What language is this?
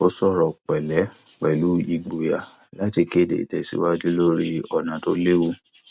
Yoruba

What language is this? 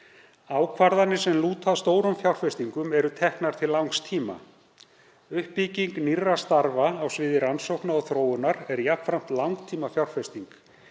Icelandic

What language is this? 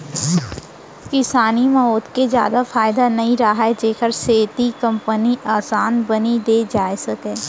Chhattisgarhi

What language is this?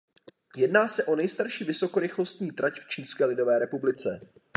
Czech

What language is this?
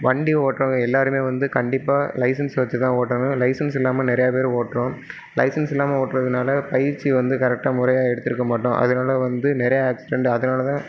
Tamil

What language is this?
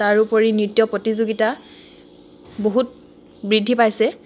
Assamese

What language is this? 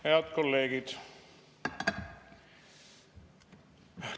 Estonian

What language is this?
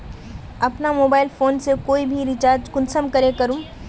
Magahi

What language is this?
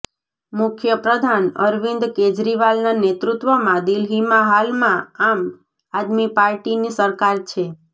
Gujarati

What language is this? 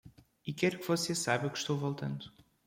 Portuguese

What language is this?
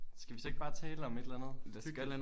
Danish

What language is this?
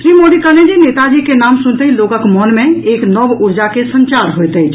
Maithili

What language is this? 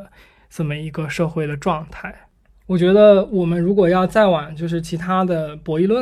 Chinese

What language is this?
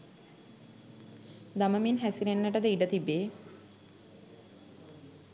Sinhala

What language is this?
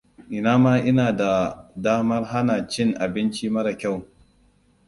Hausa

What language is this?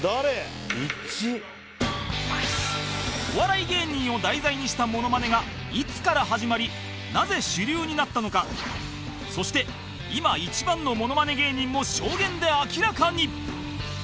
Japanese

